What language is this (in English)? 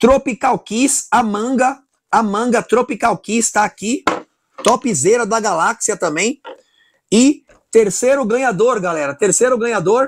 Portuguese